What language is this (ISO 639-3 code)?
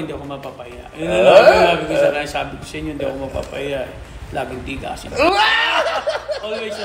fil